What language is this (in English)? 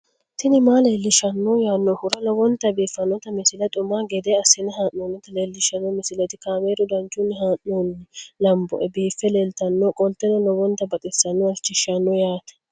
Sidamo